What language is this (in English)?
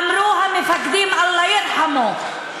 Hebrew